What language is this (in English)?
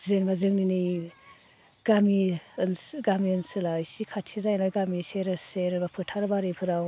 Bodo